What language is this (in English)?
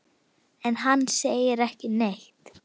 Icelandic